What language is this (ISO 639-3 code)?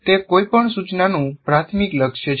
guj